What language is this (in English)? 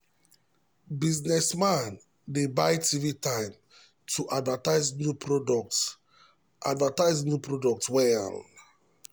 Nigerian Pidgin